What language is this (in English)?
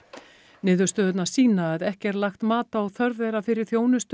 Icelandic